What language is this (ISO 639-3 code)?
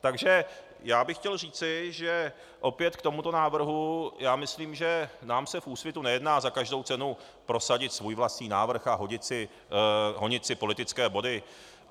ces